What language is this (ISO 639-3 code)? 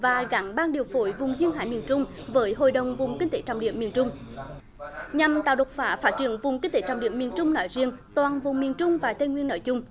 vie